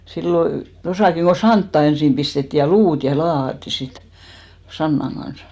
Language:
Finnish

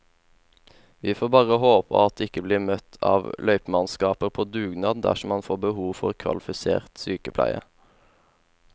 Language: Norwegian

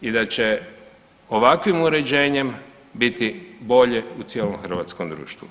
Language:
Croatian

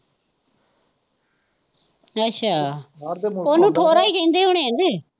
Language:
Punjabi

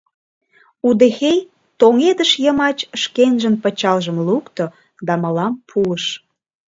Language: Mari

